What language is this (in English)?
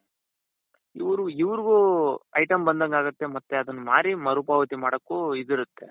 Kannada